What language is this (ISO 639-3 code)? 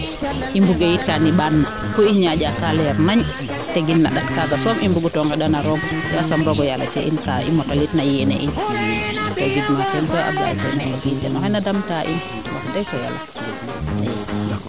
srr